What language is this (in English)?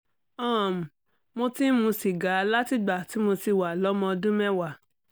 Yoruba